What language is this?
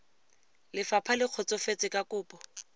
Tswana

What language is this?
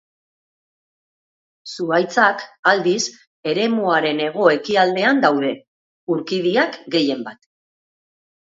Basque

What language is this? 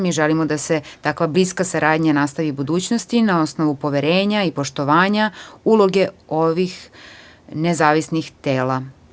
Serbian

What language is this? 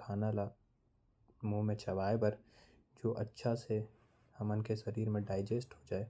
Korwa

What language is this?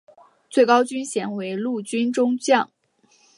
Chinese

